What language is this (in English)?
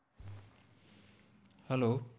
Gujarati